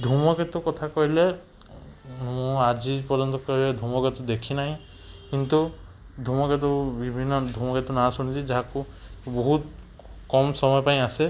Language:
Odia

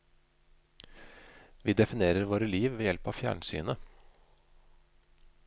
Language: Norwegian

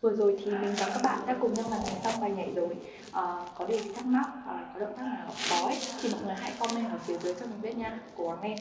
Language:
Vietnamese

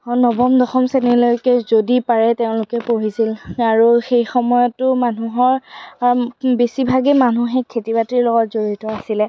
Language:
Assamese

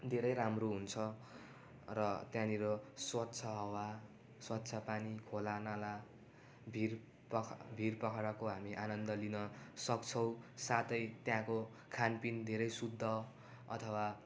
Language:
Nepali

